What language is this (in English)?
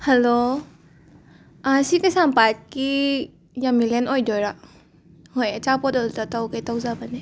Manipuri